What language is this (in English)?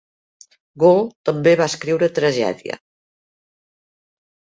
Catalan